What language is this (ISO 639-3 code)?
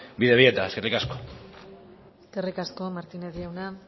eus